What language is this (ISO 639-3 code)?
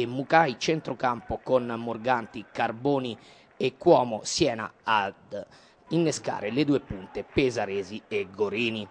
ita